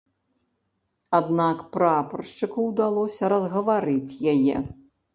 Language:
Belarusian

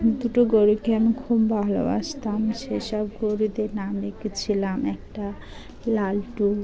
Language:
Bangla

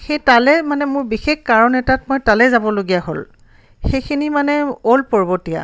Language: Assamese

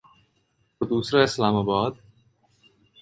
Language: Urdu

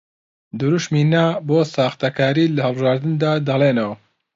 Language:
Central Kurdish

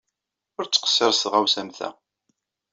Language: Kabyle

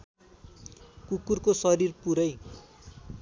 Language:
Nepali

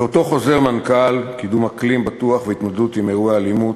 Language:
Hebrew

